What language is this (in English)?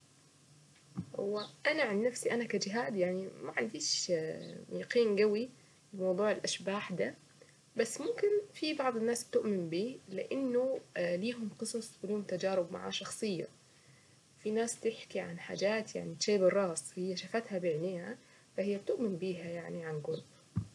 Saidi Arabic